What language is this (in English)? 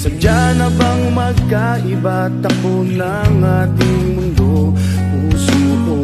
Indonesian